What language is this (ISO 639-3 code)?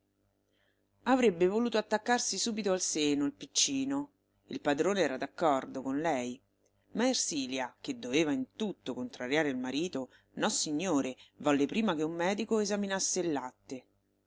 ita